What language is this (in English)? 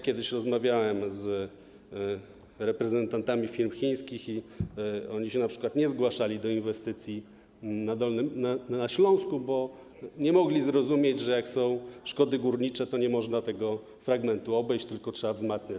Polish